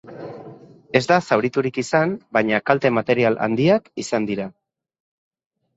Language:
Basque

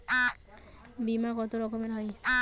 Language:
Bangla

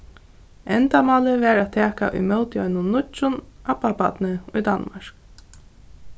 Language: Faroese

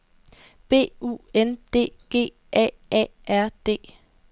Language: Danish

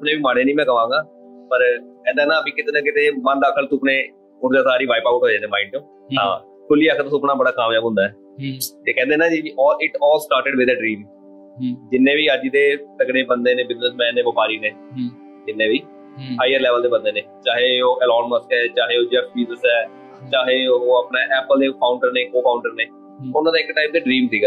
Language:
Punjabi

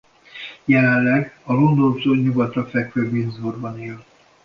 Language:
Hungarian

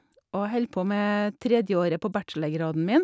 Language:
Norwegian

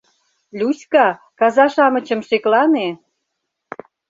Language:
Mari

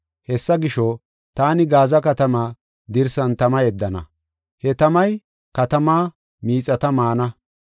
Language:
Gofa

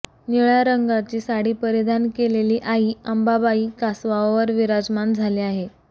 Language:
Marathi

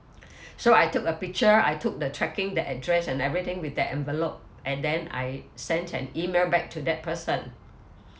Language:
English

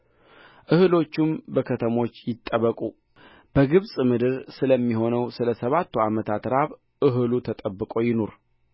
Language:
Amharic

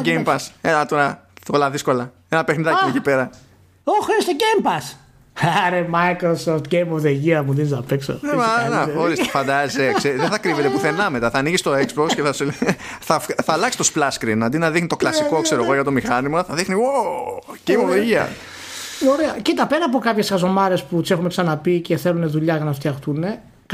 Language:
Greek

